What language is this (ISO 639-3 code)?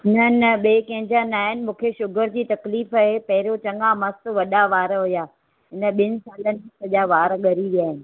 snd